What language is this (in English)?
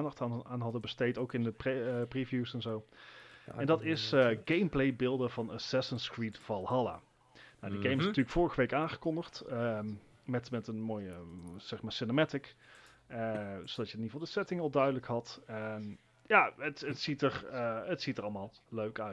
Dutch